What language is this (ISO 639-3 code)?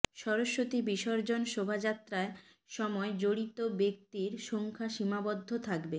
ben